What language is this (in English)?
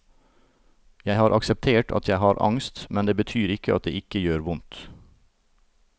Norwegian